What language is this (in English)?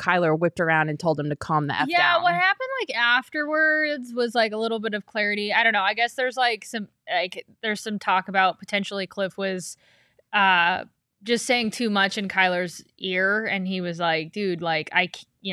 English